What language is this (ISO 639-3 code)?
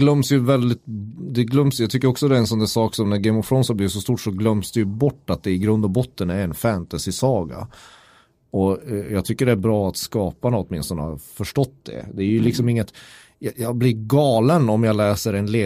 swe